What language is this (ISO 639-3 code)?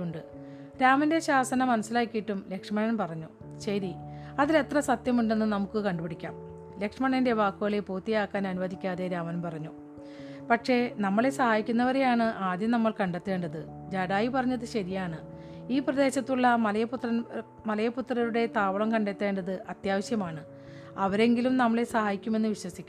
mal